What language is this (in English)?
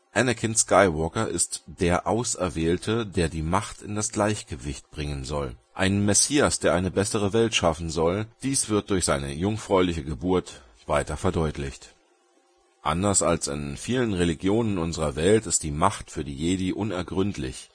German